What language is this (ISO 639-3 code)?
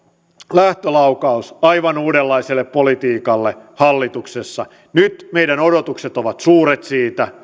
fin